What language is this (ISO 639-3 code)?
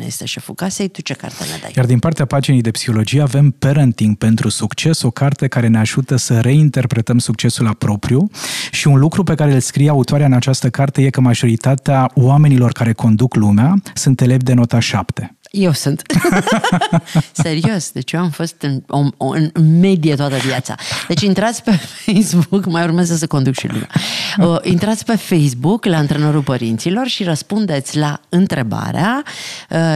ron